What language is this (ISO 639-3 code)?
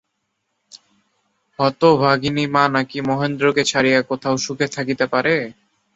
ben